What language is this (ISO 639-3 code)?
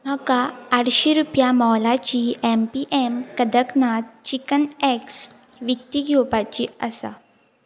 kok